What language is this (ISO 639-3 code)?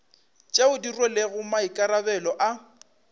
nso